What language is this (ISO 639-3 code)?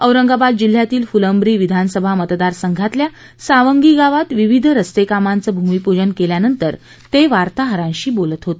mar